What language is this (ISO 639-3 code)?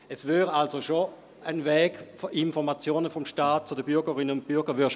gsw